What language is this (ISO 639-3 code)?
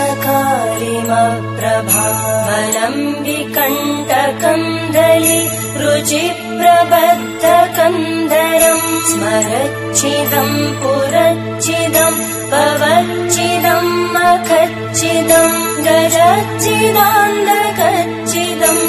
ind